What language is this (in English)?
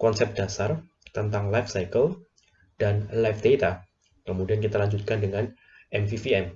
Indonesian